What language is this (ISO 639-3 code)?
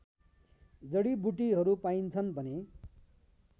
nep